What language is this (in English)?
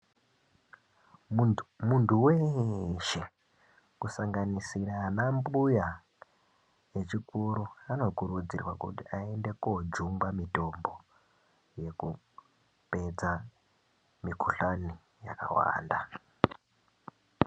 Ndau